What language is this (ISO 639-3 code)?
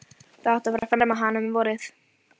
isl